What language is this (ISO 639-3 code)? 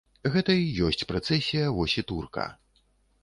bel